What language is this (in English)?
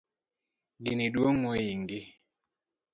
Luo (Kenya and Tanzania)